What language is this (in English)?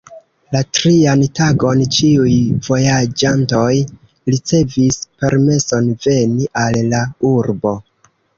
Esperanto